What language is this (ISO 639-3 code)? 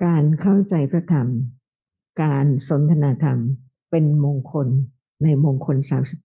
tha